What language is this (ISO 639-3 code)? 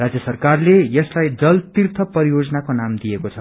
nep